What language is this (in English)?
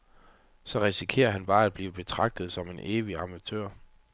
Danish